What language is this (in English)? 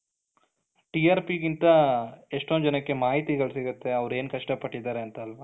Kannada